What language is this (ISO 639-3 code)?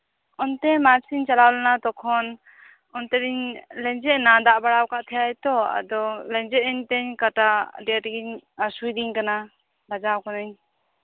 sat